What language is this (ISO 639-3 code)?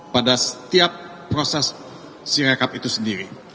ind